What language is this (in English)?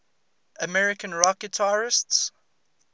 English